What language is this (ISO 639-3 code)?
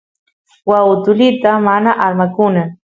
qus